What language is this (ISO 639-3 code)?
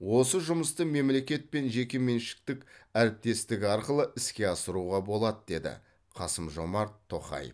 kaz